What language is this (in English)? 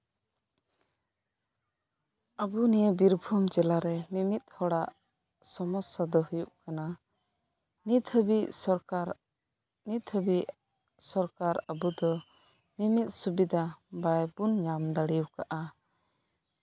Santali